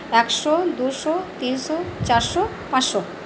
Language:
Bangla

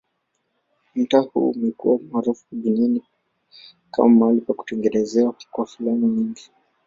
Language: Swahili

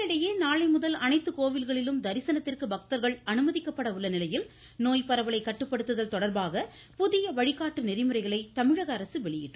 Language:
Tamil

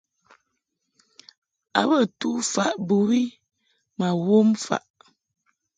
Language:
Mungaka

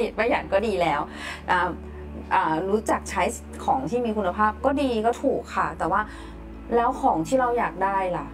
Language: Thai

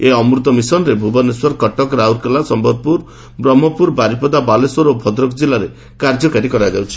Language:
Odia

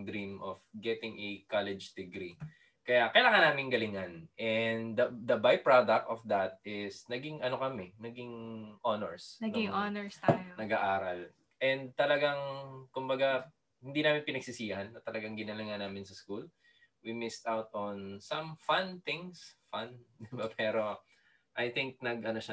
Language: Filipino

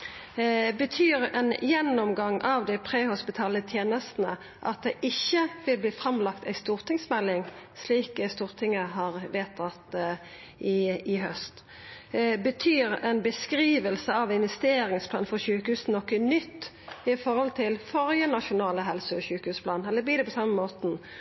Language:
Norwegian Nynorsk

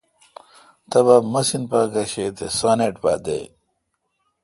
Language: Kalkoti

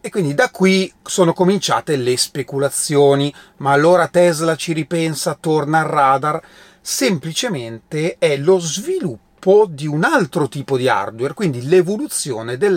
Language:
Italian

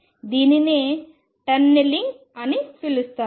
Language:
Telugu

